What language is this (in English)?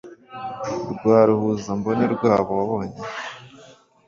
Kinyarwanda